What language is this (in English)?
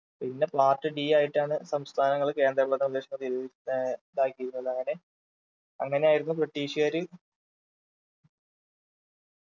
Malayalam